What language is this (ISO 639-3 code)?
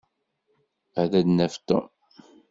kab